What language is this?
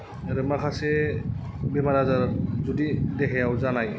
Bodo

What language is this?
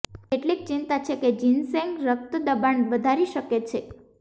Gujarati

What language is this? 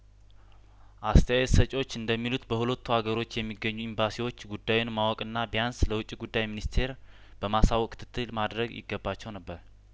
Amharic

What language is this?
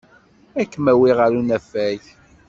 Kabyle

